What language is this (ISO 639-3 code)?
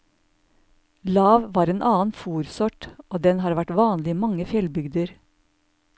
nor